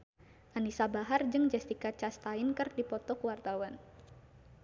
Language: Sundanese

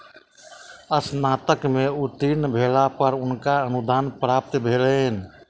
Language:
Maithili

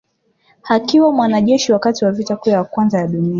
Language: Swahili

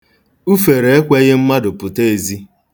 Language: Igbo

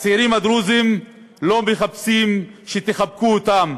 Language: Hebrew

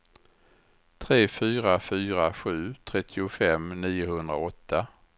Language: Swedish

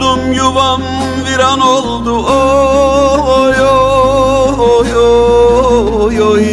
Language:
Turkish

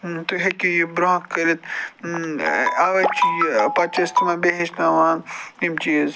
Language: Kashmiri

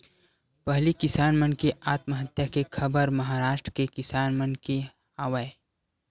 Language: Chhattisgarhi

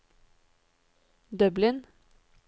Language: Norwegian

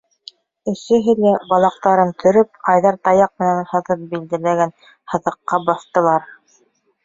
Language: Bashkir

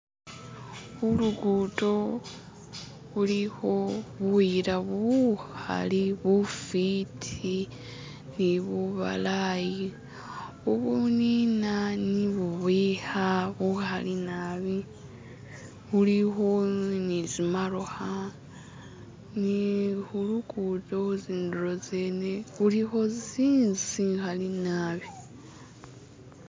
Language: Masaaba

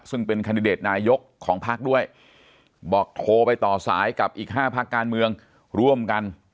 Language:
Thai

